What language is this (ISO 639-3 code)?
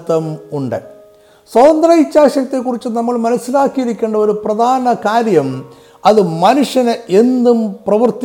mal